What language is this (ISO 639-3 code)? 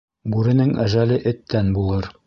bak